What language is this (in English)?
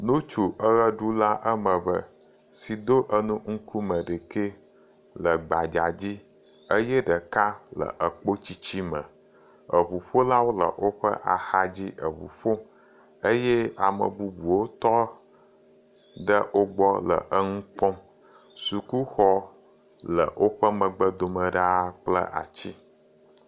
Ewe